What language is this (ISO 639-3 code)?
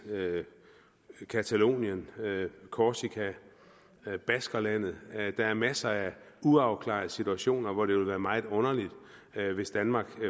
dan